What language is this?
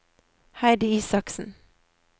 Norwegian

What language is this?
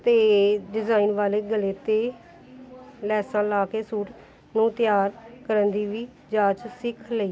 Punjabi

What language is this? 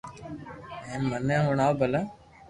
Loarki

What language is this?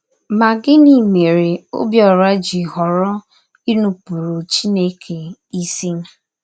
Igbo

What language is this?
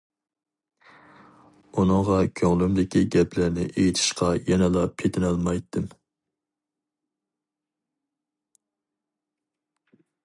Uyghur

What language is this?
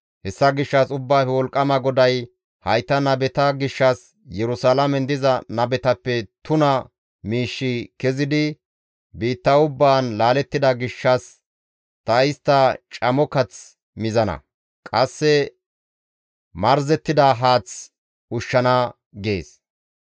Gamo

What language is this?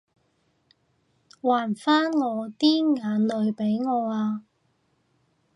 Cantonese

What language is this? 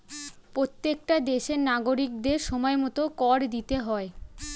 Bangla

